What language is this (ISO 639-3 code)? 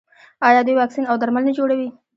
pus